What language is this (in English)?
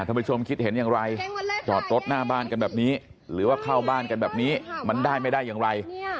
Thai